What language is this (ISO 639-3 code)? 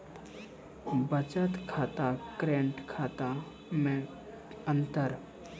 mai